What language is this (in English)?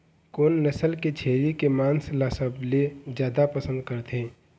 Chhattisgarhi